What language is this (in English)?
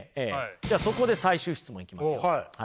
Japanese